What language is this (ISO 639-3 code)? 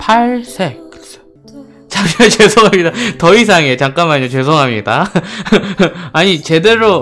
kor